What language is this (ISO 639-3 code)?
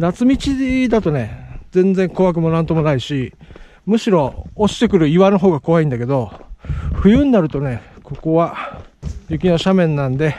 jpn